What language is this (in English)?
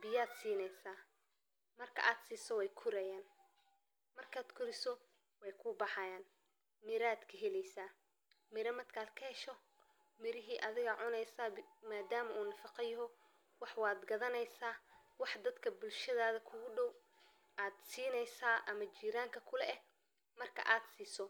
Somali